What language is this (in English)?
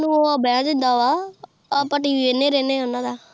Punjabi